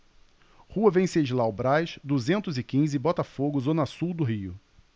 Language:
Portuguese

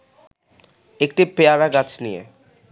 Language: Bangla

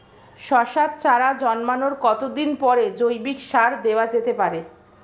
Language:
Bangla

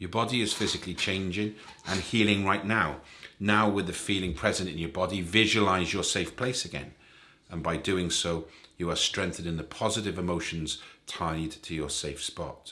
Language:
English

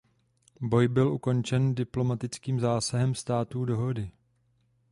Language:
Czech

